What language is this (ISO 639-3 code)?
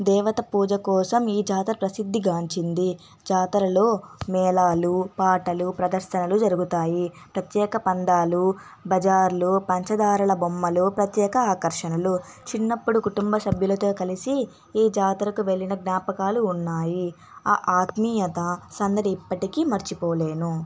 tel